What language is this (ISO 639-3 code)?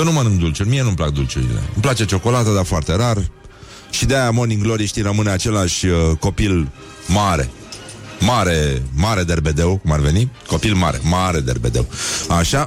ron